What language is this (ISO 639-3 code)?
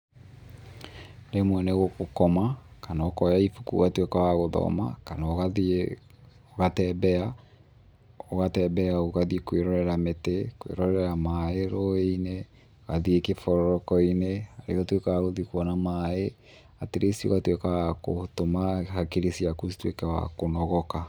kik